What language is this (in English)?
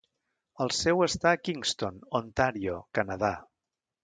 Catalan